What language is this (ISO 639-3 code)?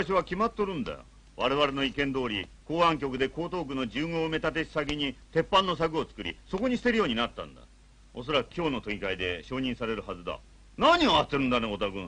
jpn